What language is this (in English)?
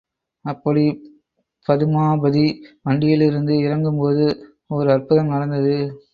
Tamil